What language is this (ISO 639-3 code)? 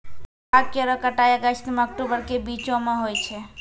mai